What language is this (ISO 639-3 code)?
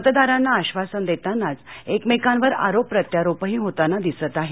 mar